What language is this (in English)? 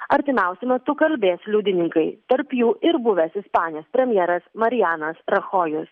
Lithuanian